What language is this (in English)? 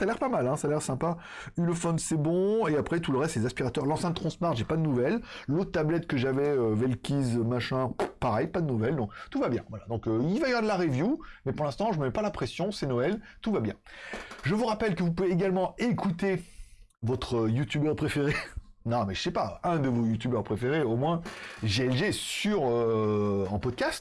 French